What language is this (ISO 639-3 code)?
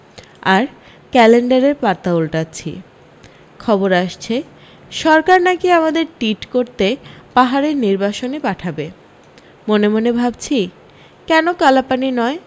ben